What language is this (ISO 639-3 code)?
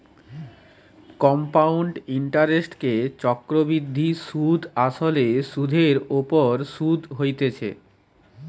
ben